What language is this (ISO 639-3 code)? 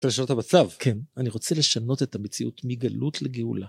heb